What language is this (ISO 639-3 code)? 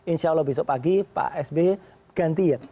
ind